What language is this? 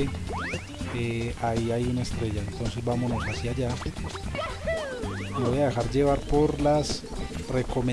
Spanish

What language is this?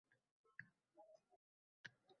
Uzbek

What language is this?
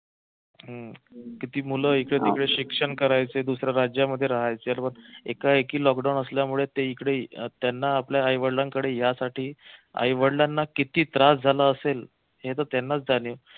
Marathi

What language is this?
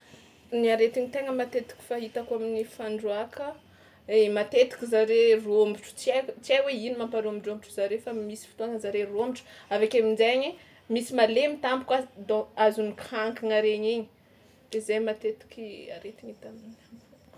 Tsimihety Malagasy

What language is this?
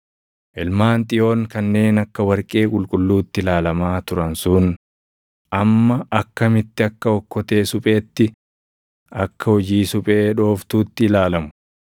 Oromo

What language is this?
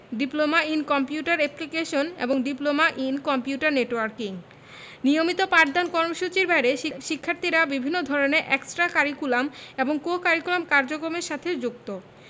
Bangla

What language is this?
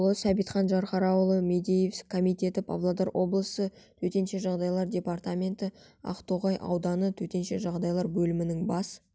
Kazakh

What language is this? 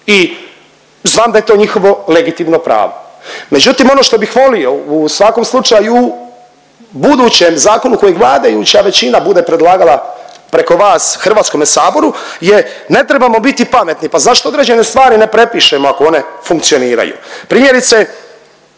Croatian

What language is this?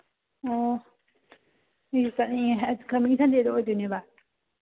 Manipuri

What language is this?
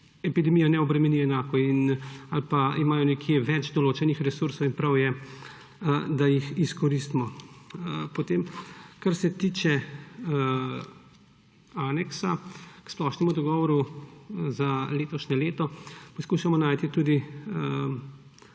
Slovenian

